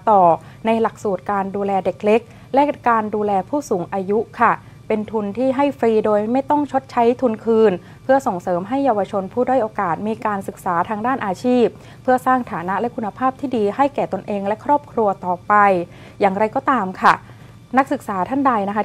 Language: Thai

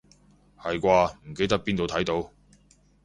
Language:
Cantonese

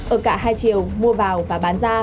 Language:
Vietnamese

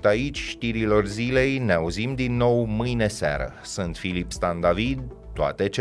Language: Romanian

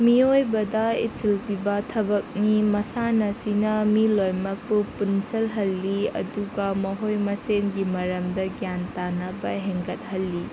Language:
Manipuri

